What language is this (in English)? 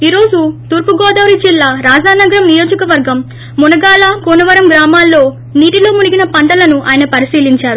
Telugu